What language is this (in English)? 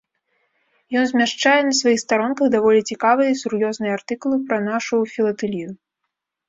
Belarusian